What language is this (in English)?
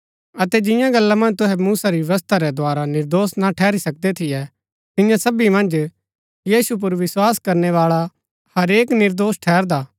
Gaddi